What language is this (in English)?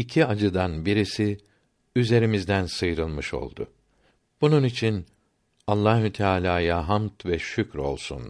Turkish